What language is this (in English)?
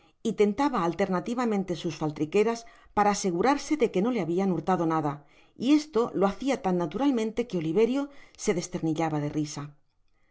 Spanish